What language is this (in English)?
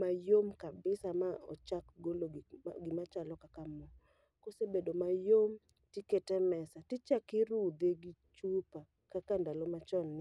Luo (Kenya and Tanzania)